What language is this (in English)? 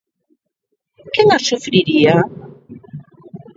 Galician